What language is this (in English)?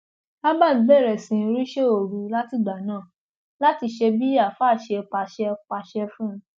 Yoruba